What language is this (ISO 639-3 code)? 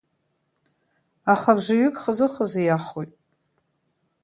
abk